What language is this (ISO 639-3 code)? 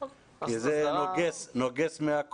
heb